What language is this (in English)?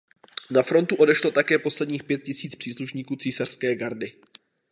Czech